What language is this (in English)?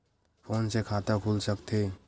Chhattisgarhi